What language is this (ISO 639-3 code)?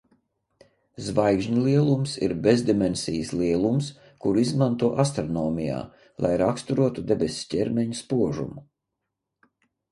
lav